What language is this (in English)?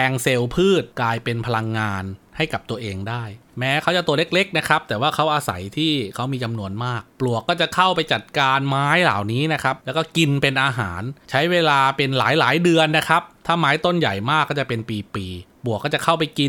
Thai